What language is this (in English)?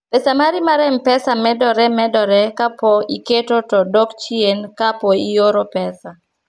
Luo (Kenya and Tanzania)